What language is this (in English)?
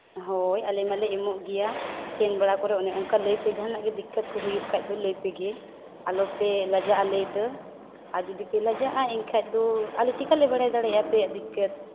Santali